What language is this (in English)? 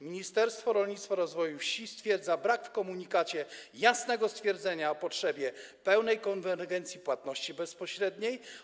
Polish